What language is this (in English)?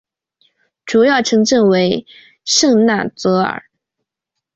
Chinese